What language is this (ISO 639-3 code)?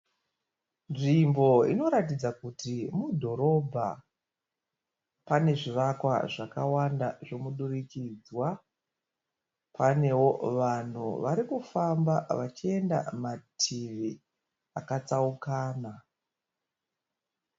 sna